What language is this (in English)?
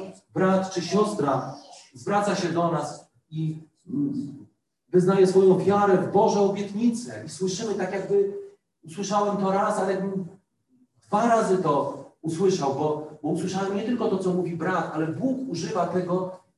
Polish